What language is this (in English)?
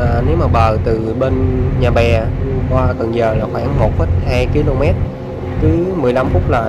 Vietnamese